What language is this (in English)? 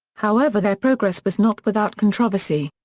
English